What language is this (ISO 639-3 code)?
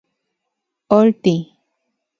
ncx